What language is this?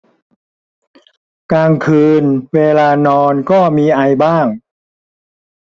Thai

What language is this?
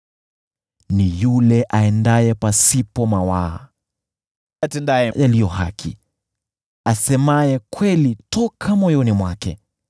Swahili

